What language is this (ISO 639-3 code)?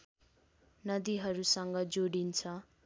nep